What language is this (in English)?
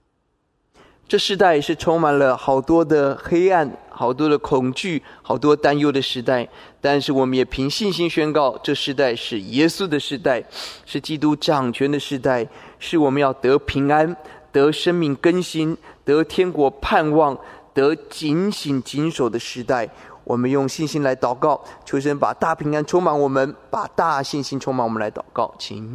Chinese